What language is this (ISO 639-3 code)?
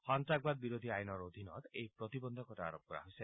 asm